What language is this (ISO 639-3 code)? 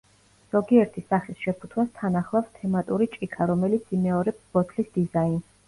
kat